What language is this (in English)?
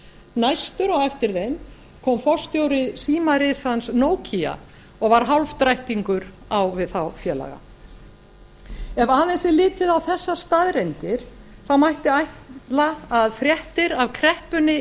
Icelandic